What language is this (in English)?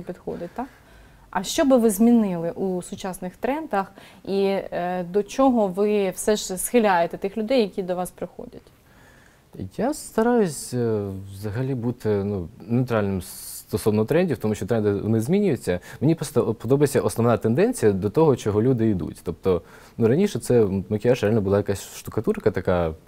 Ukrainian